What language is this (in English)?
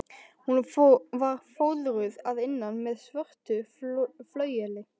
Icelandic